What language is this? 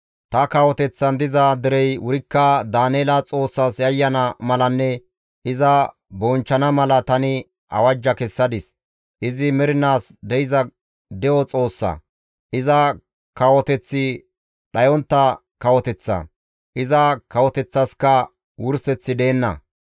Gamo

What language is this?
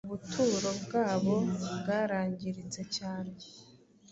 Kinyarwanda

